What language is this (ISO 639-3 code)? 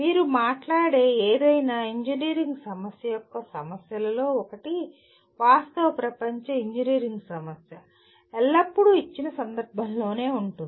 tel